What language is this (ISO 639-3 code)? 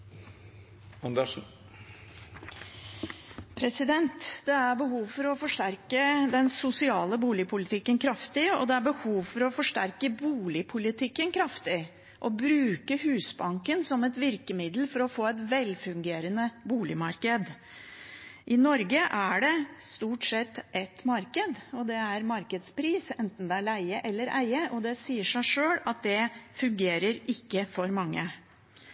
nor